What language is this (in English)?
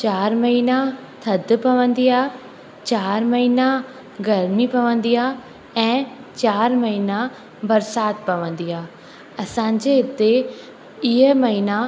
Sindhi